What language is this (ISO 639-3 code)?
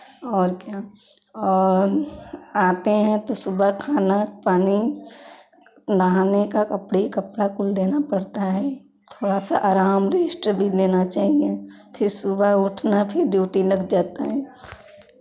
hin